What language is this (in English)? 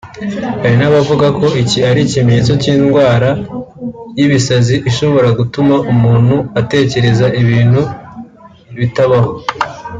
Kinyarwanda